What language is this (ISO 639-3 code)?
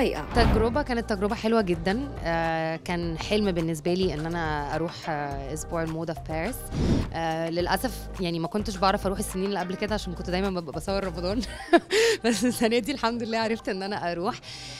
ara